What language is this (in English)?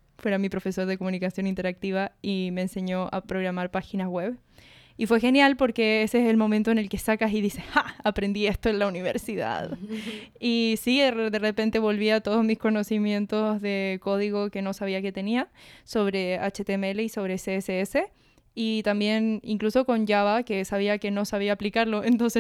Spanish